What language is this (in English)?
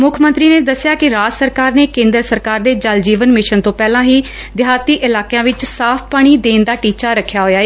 Punjabi